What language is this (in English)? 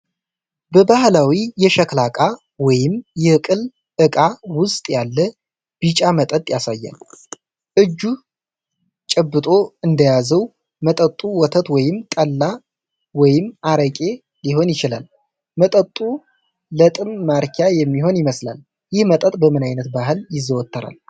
Amharic